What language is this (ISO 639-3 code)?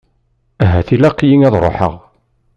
kab